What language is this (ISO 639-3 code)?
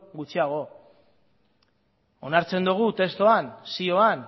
eus